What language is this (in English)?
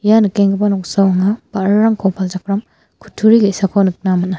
Garo